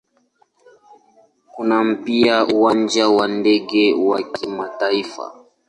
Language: Swahili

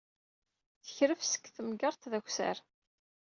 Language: Kabyle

